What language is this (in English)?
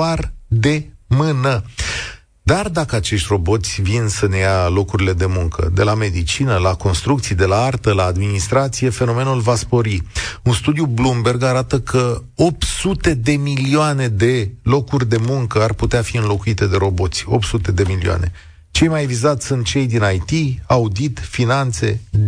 Romanian